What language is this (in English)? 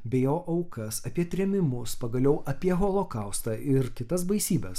Lithuanian